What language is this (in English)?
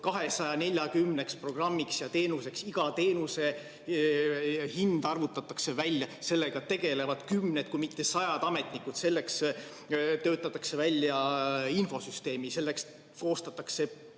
Estonian